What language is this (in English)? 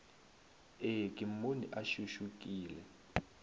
Northern Sotho